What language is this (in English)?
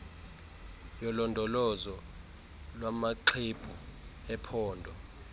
Xhosa